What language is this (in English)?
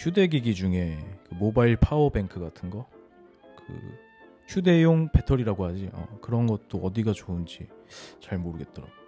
Korean